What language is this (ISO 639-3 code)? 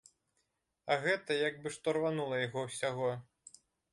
bel